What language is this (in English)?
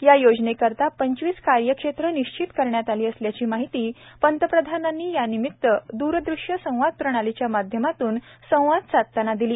Marathi